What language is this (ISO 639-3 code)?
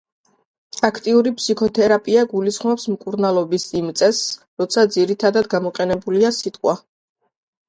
kat